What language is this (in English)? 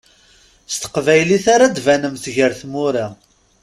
Kabyle